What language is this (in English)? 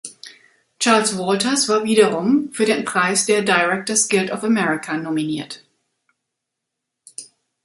German